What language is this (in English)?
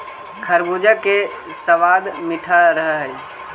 Magahi